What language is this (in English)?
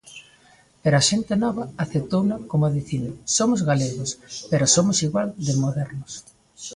Galician